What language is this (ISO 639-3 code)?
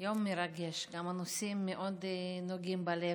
heb